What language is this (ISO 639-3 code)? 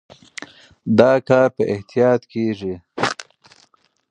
pus